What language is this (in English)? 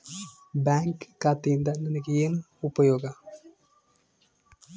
Kannada